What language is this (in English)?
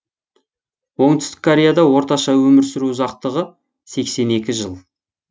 Kazakh